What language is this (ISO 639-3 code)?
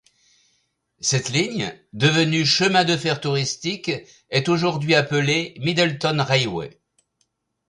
fra